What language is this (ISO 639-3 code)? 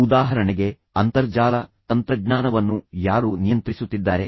kan